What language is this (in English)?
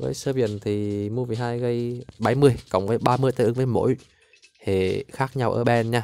Vietnamese